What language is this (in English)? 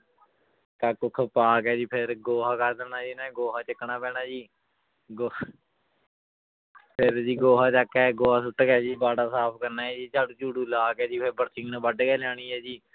Punjabi